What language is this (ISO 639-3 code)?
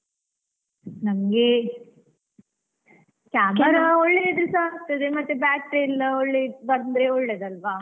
kan